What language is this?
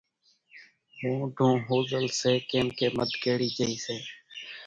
Kachi Koli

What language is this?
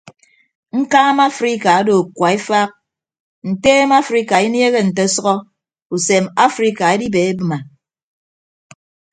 Ibibio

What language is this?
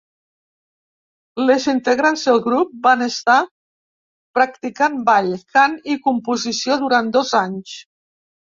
Catalan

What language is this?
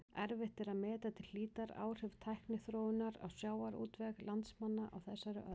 Icelandic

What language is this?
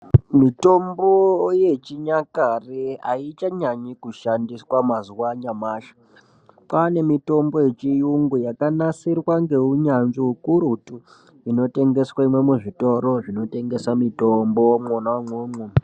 Ndau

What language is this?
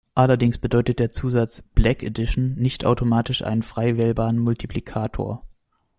German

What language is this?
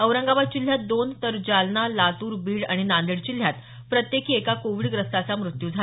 Marathi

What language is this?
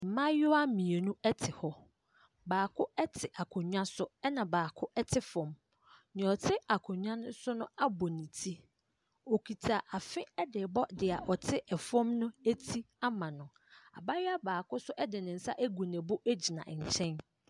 Akan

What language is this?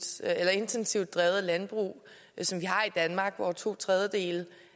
Danish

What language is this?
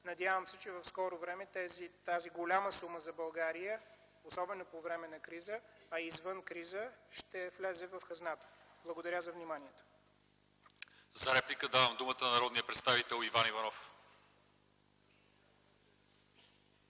Bulgarian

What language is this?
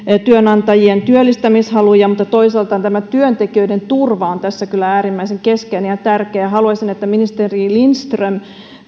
Finnish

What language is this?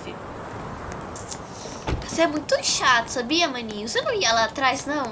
Portuguese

